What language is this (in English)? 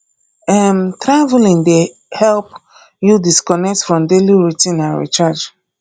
Nigerian Pidgin